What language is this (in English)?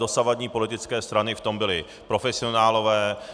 Czech